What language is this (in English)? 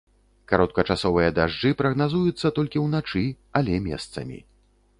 Belarusian